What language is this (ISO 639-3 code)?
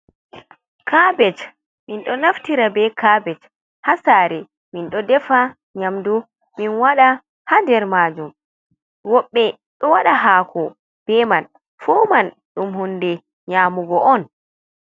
ful